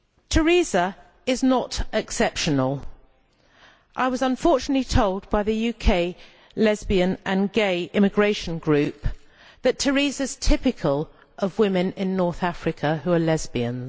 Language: English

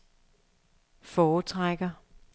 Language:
Danish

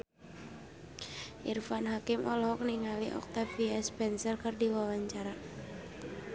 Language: Sundanese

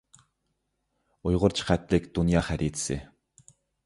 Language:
Uyghur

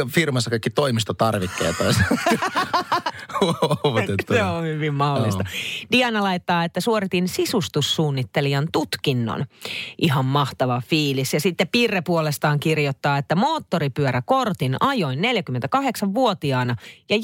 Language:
Finnish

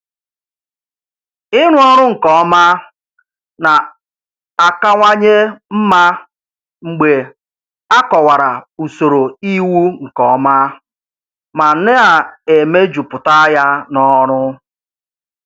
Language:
Igbo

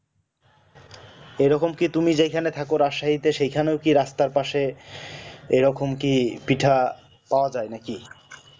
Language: Bangla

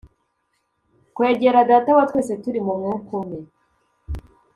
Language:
Kinyarwanda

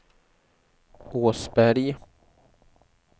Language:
Swedish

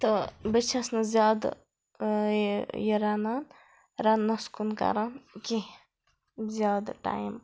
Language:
Kashmiri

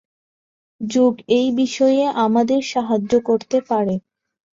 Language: Bangla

